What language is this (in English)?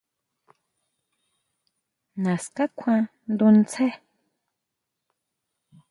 Huautla Mazatec